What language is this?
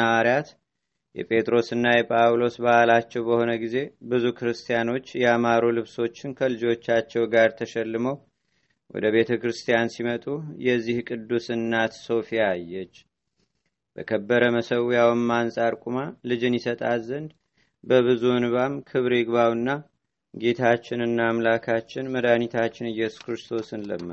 Amharic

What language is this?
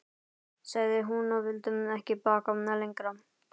Icelandic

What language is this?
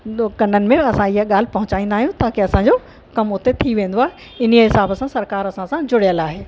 Sindhi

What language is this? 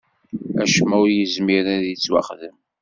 Kabyle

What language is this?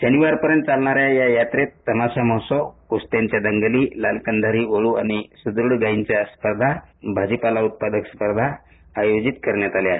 Marathi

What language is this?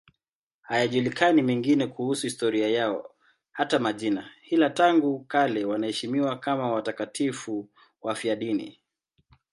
Swahili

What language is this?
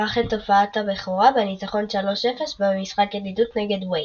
Hebrew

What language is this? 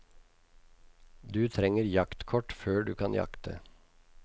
Norwegian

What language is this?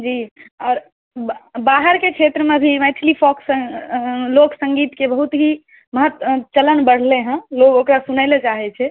Maithili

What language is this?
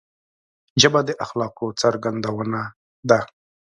Pashto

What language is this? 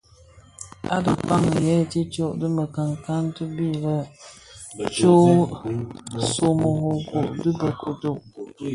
Bafia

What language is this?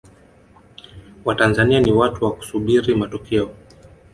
Swahili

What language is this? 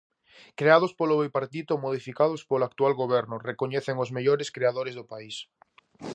Galician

